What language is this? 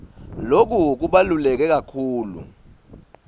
Swati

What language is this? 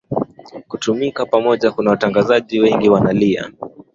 Swahili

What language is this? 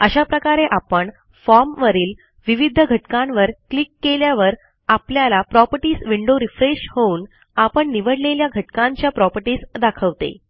Marathi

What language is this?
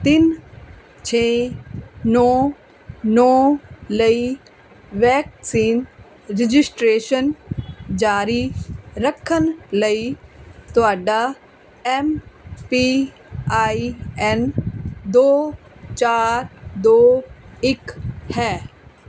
Punjabi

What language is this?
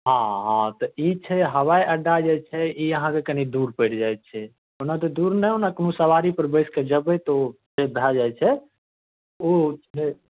Maithili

